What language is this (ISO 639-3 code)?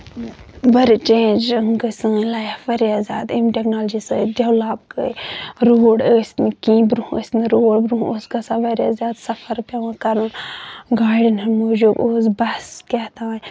kas